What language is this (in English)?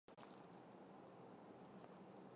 Chinese